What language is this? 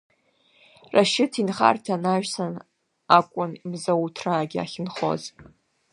Abkhazian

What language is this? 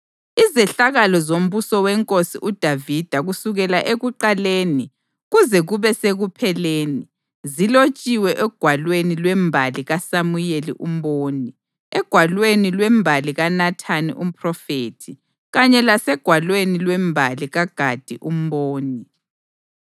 North Ndebele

